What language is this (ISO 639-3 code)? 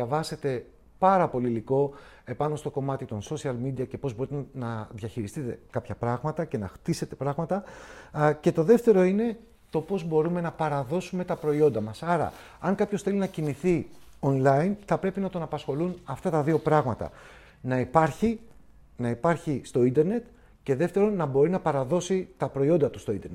ell